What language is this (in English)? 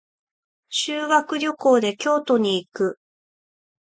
Japanese